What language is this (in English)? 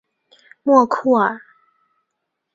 Chinese